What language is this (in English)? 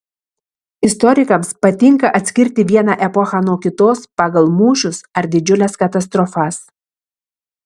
Lithuanian